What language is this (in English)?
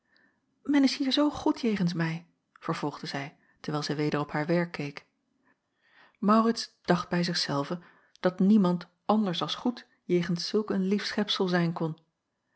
Dutch